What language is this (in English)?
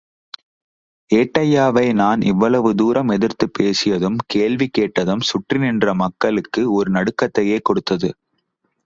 Tamil